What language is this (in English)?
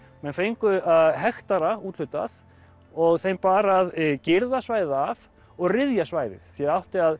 Icelandic